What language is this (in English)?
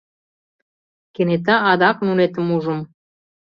Mari